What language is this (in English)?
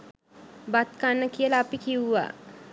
Sinhala